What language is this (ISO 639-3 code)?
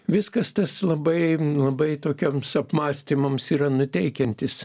lit